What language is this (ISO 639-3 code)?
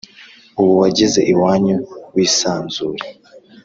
kin